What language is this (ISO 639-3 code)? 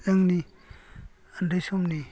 brx